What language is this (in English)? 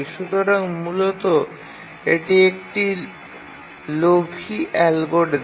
Bangla